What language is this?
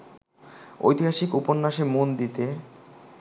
Bangla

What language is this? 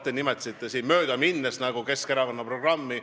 Estonian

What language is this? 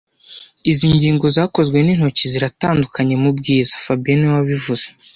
Kinyarwanda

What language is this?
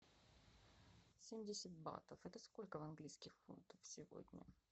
Russian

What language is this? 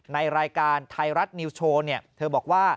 Thai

